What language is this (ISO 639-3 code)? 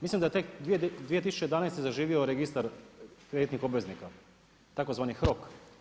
hrv